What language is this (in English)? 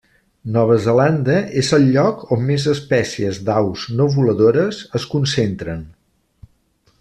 Catalan